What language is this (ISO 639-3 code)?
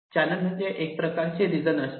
mar